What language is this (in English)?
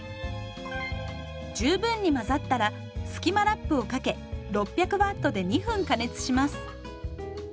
Japanese